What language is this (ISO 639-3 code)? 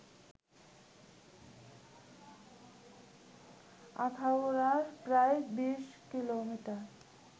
ben